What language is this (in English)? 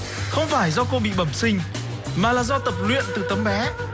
Vietnamese